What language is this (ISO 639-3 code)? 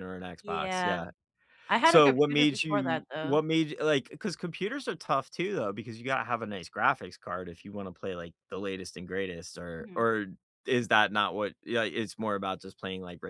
eng